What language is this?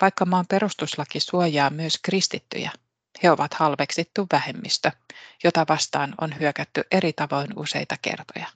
Finnish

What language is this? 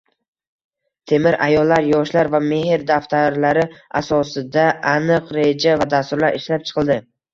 Uzbek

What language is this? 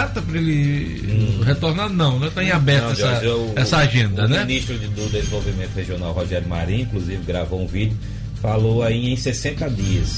Portuguese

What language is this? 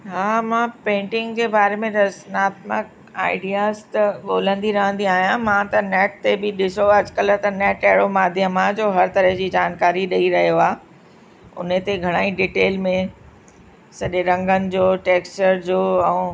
Sindhi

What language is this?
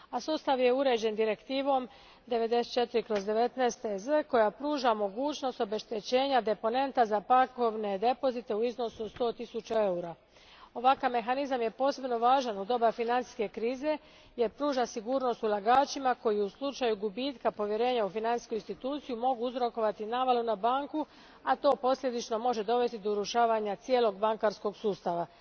Croatian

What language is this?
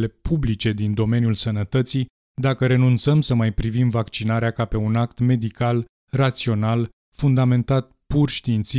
Romanian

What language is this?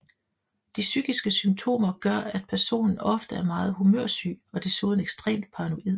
Danish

